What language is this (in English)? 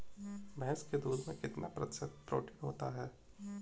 Hindi